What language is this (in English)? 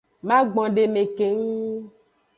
Aja (Benin)